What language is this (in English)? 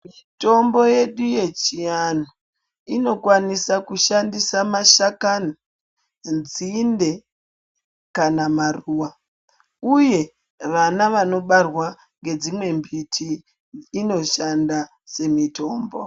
Ndau